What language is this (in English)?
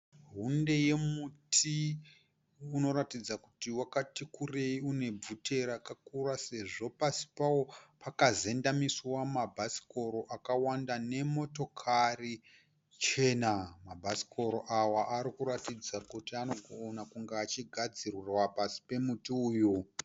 Shona